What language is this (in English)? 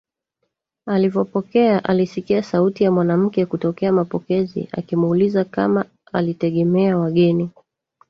Swahili